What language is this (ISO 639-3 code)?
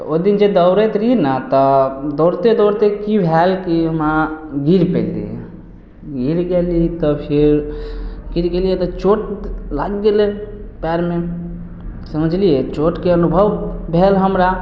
mai